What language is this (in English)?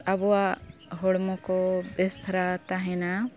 Santali